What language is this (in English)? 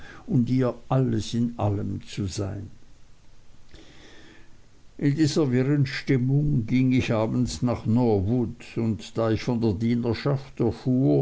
German